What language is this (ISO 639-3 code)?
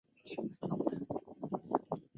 zho